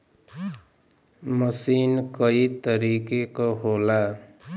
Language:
Bhojpuri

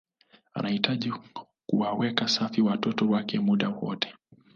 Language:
Swahili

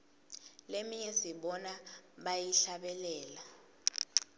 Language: Swati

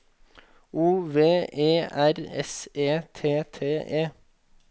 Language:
Norwegian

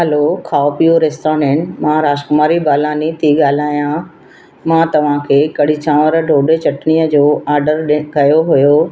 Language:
Sindhi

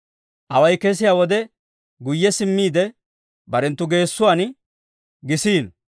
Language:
Dawro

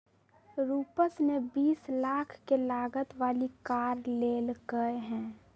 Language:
Magahi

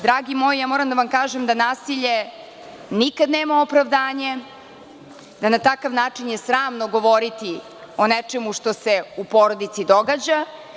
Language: Serbian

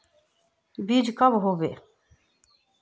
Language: Magahi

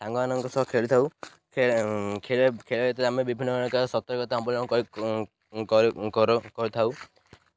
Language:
Odia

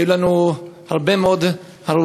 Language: Hebrew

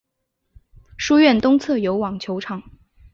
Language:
Chinese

